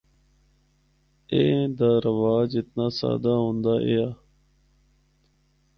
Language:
Northern Hindko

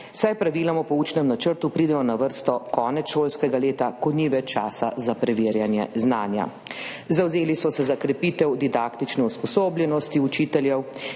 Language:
Slovenian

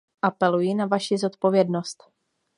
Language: Czech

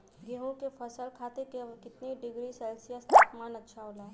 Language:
Bhojpuri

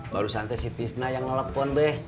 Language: Indonesian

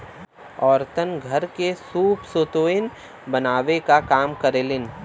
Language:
Bhojpuri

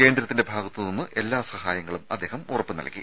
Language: Malayalam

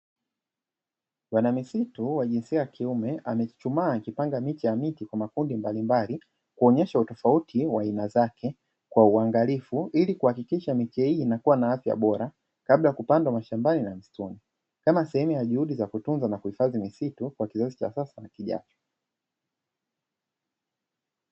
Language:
Swahili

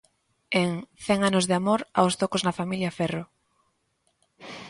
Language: Galician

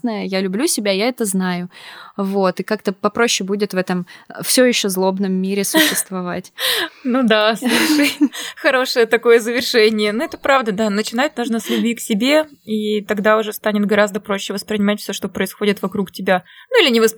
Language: Russian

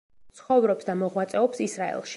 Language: Georgian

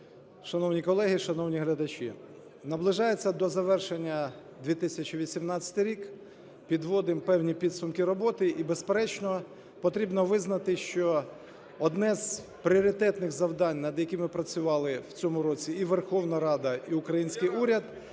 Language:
Ukrainian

